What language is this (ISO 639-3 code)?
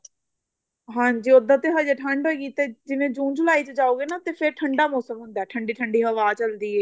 pan